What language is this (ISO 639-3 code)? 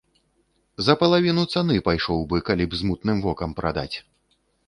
bel